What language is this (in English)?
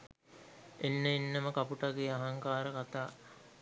Sinhala